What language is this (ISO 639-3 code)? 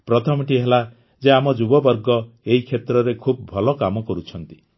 ori